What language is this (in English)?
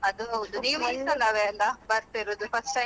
Kannada